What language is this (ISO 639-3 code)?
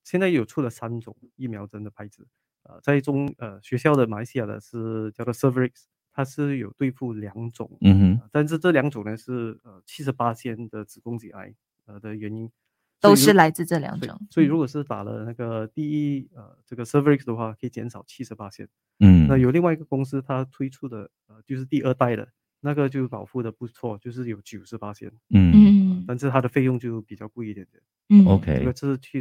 zho